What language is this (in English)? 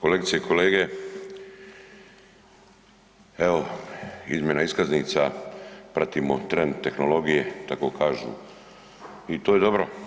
Croatian